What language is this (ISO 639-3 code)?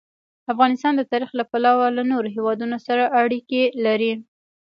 pus